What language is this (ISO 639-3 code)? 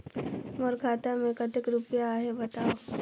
hne